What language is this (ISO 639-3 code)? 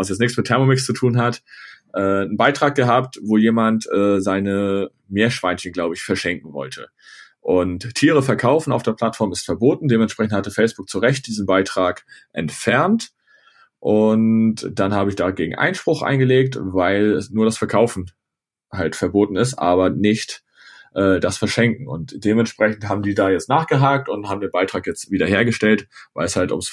deu